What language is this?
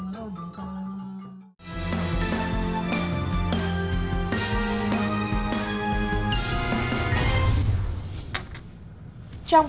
Vietnamese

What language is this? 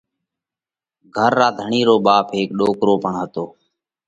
Parkari Koli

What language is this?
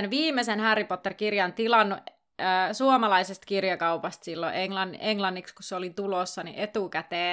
Finnish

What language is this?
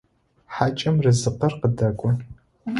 Adyghe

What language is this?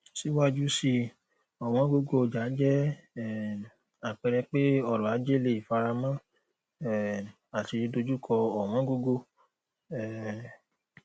Yoruba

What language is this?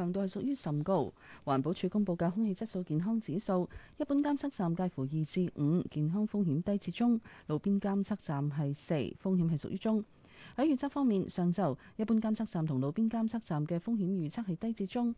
Chinese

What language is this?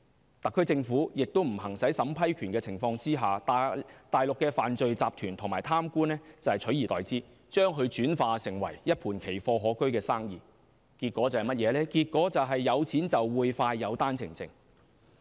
Cantonese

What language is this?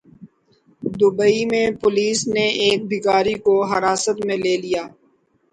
Urdu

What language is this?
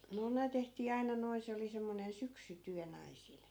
Finnish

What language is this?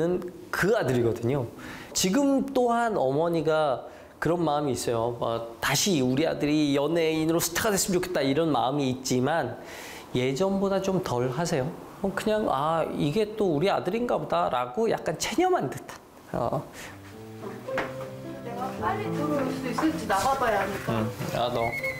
Korean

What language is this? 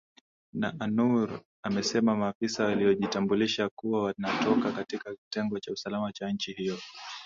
Swahili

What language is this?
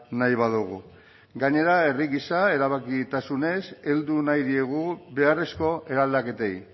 Basque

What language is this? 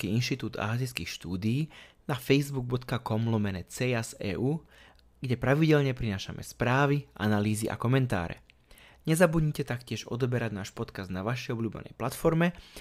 Slovak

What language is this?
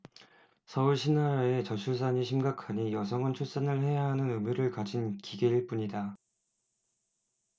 Korean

